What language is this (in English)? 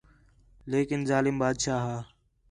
Khetrani